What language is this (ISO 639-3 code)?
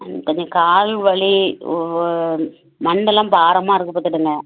tam